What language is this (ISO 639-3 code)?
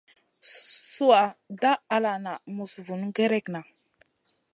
mcn